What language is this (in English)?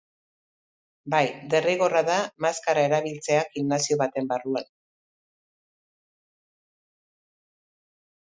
Basque